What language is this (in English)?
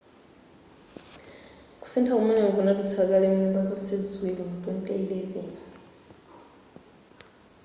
Nyanja